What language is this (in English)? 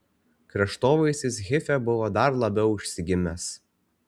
Lithuanian